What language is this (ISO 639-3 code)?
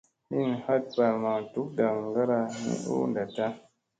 mse